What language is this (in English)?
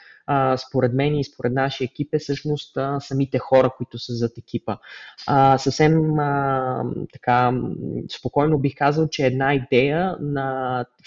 Bulgarian